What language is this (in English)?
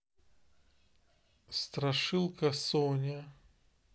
Russian